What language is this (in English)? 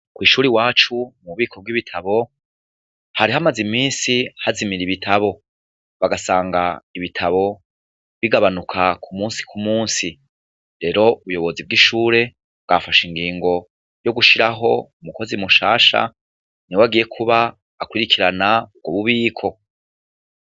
Rundi